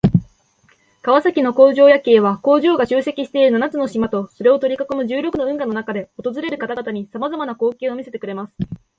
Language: Japanese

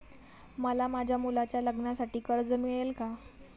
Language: Marathi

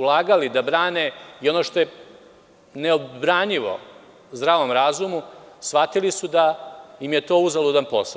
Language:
Serbian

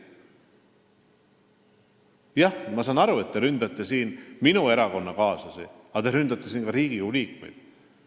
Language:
Estonian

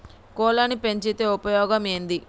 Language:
Telugu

